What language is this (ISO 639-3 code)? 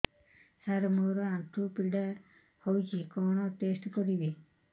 ori